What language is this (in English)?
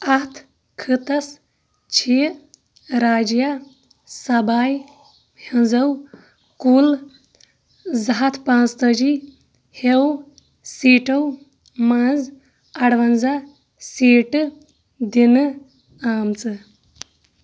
Kashmiri